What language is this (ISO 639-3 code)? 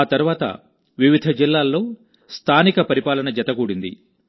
tel